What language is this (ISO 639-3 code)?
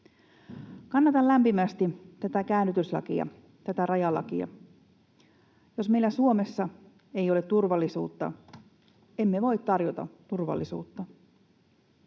fin